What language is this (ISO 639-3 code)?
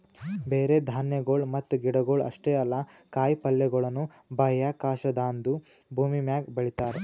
kan